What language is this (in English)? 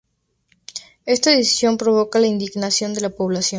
Spanish